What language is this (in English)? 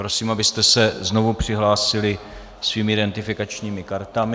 Czech